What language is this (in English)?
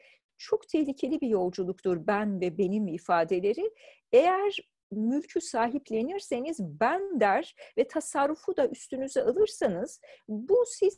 Turkish